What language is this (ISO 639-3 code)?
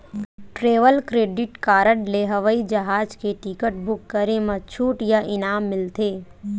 hne